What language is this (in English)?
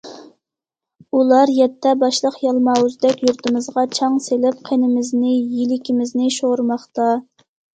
Uyghur